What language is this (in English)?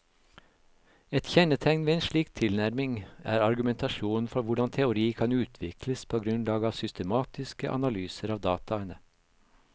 Norwegian